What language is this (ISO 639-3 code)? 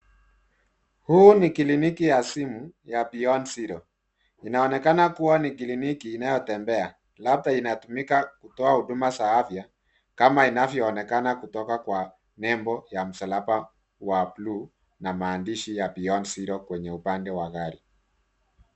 swa